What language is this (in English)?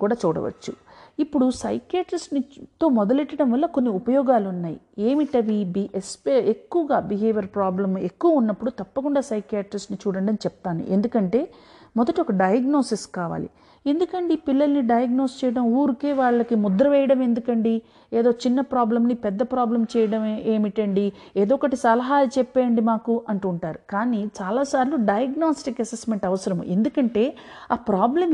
Telugu